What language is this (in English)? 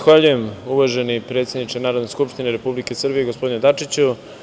Serbian